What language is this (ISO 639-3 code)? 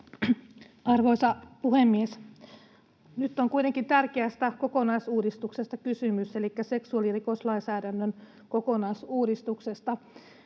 fin